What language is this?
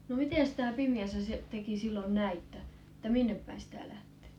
Finnish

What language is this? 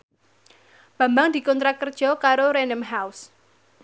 Javanese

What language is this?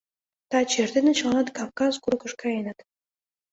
Mari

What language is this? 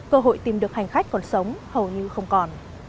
Vietnamese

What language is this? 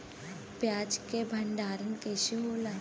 Bhojpuri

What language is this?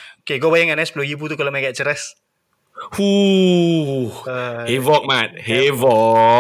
Malay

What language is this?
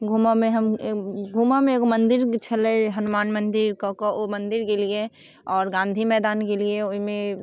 Maithili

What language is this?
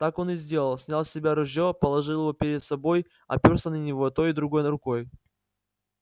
Russian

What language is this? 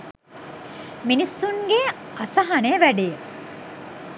Sinhala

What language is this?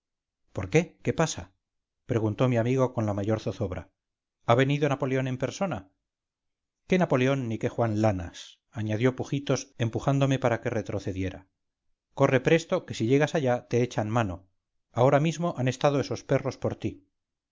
Spanish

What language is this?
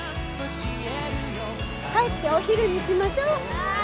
Japanese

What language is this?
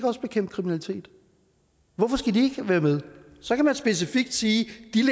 Danish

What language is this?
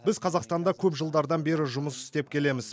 Kazakh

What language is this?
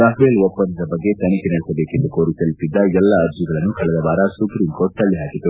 Kannada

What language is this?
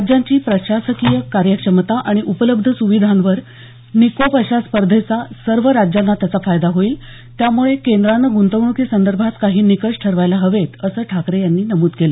Marathi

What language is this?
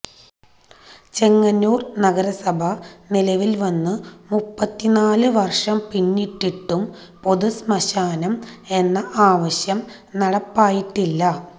Malayalam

